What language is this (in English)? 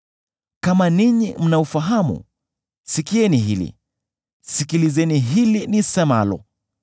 Swahili